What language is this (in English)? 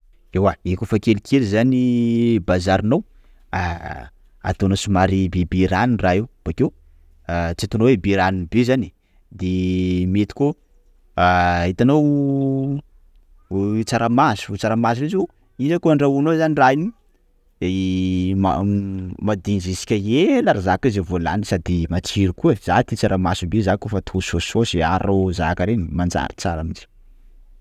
Sakalava Malagasy